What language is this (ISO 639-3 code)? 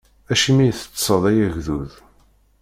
kab